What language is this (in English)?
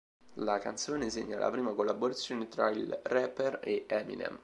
Italian